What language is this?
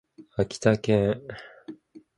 Japanese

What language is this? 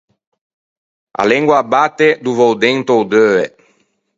Ligurian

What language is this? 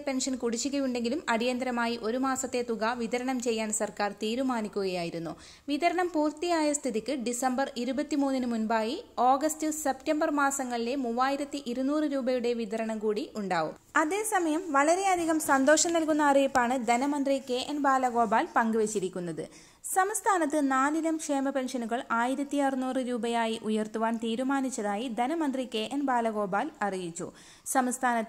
Romanian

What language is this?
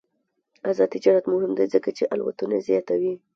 Pashto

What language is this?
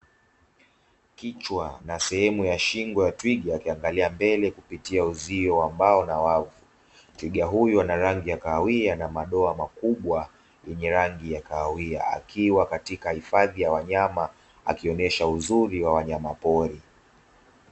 Swahili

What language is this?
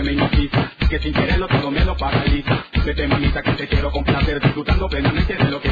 Arabic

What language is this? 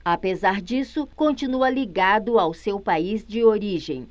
Portuguese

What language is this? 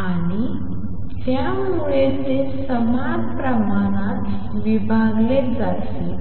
Marathi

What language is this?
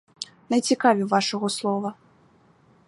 Ukrainian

